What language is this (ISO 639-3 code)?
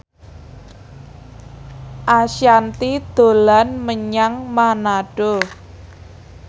jav